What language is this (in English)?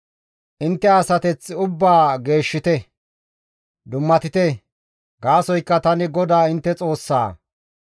Gamo